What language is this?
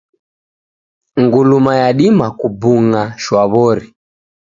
Taita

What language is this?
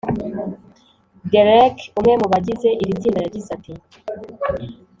Kinyarwanda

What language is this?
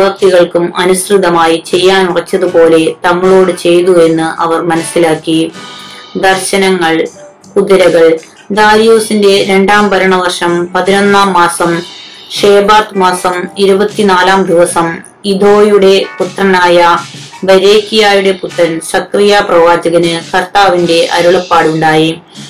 Malayalam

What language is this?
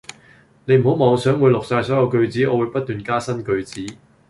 Cantonese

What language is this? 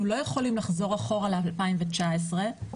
Hebrew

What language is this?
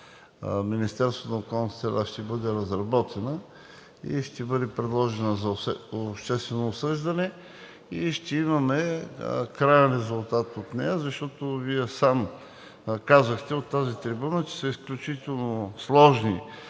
Bulgarian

